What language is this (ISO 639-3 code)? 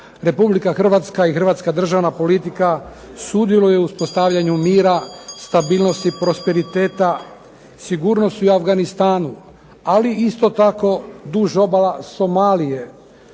hrv